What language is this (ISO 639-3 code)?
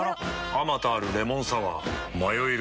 jpn